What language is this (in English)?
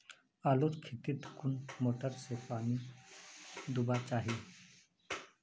Magahi